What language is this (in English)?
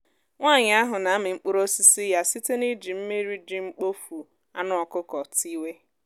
Igbo